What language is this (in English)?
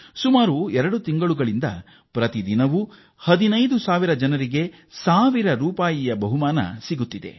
Kannada